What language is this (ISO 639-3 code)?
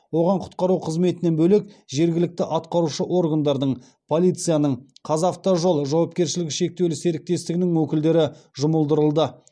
kaz